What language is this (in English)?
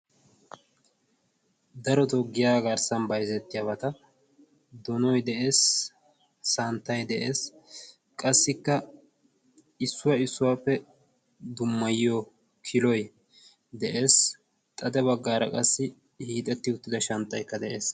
Wolaytta